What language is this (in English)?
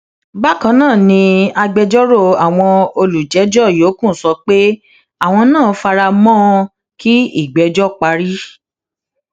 Yoruba